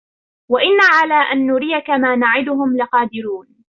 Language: Arabic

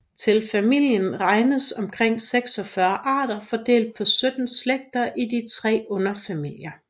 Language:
Danish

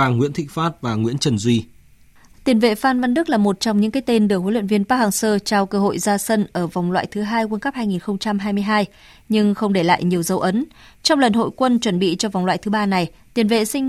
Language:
Vietnamese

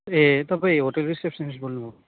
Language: Nepali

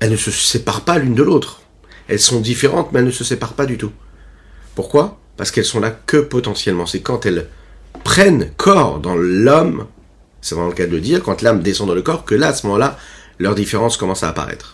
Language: French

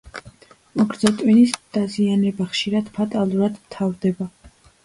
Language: Georgian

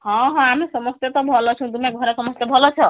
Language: Odia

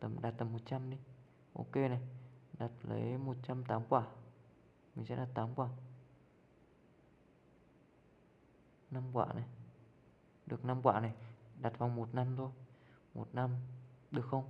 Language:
Vietnamese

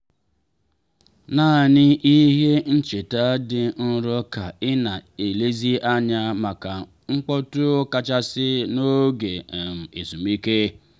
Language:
Igbo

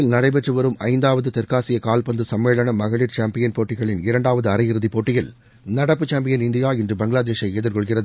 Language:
Tamil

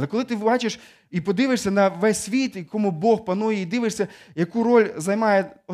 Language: Ukrainian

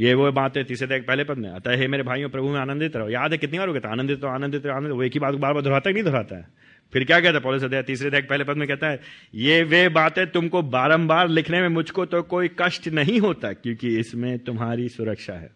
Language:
Hindi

